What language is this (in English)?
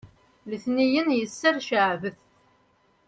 Kabyle